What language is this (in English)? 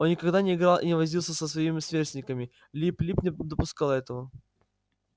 Russian